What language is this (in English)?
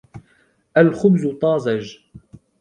Arabic